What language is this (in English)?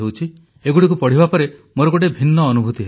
Odia